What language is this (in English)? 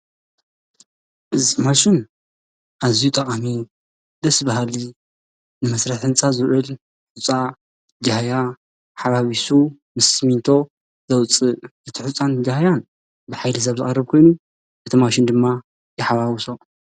Tigrinya